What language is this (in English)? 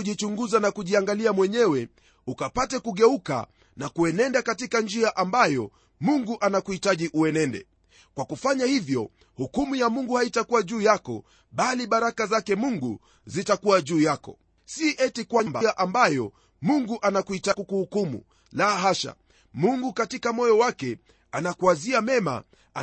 Swahili